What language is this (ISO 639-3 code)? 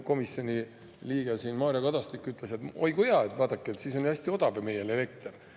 est